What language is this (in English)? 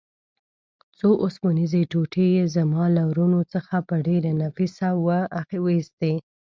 Pashto